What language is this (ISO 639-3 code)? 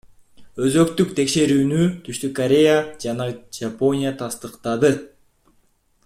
kir